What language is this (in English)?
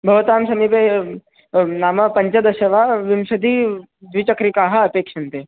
Sanskrit